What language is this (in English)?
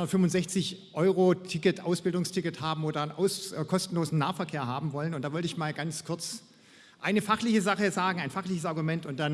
German